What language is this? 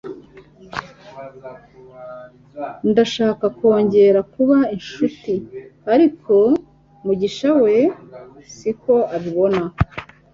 Kinyarwanda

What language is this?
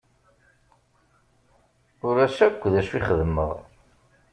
Kabyle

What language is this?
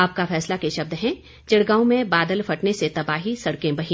Hindi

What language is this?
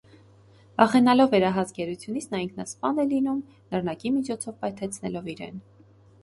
Armenian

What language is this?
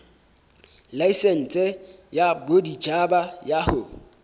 Southern Sotho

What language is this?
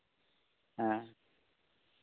Santali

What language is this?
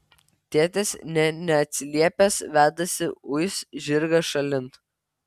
Lithuanian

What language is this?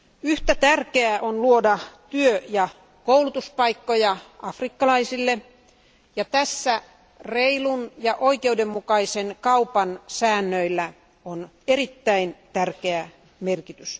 Finnish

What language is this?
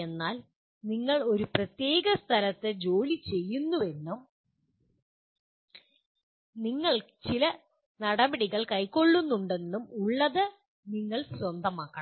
Malayalam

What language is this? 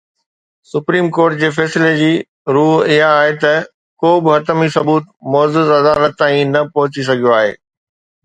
Sindhi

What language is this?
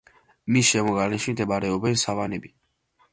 Georgian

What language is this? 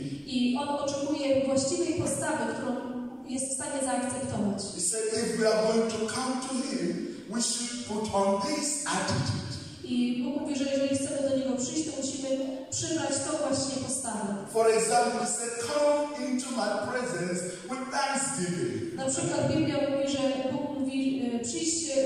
Polish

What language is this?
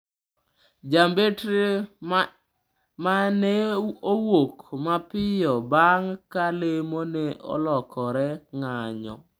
Luo (Kenya and Tanzania)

